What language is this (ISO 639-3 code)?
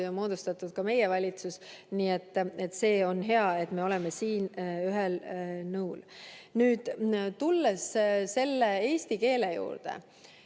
est